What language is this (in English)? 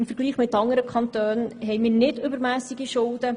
Swiss German